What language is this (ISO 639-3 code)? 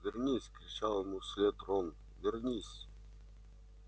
rus